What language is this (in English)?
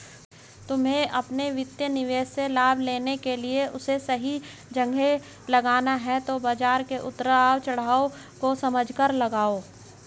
Hindi